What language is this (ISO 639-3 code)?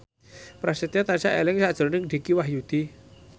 jav